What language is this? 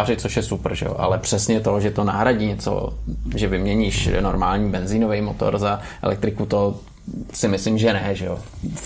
Czech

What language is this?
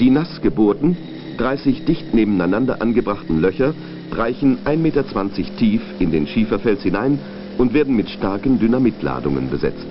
German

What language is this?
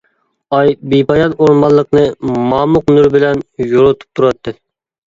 Uyghur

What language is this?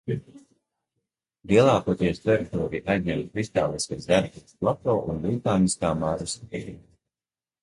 Latvian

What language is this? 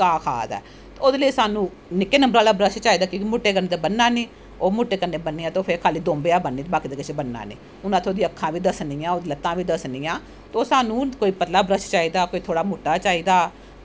Dogri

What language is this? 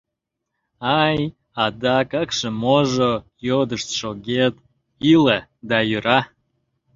Mari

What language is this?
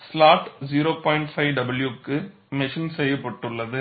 Tamil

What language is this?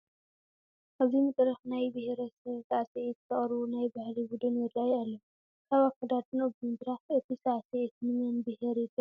Tigrinya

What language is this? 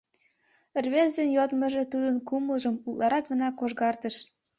Mari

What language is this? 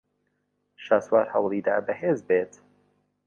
Central Kurdish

